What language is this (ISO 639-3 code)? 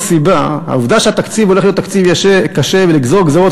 heb